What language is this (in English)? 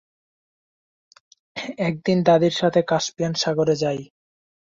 Bangla